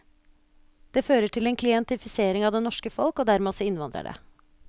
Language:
Norwegian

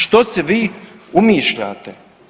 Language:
Croatian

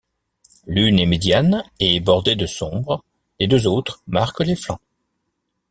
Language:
French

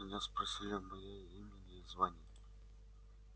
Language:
Russian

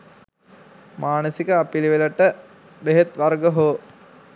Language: Sinhala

